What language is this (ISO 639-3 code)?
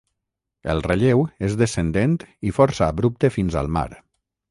cat